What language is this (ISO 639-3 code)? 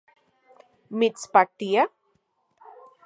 ncx